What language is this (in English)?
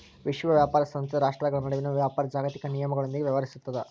Kannada